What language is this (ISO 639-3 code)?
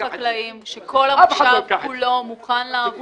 heb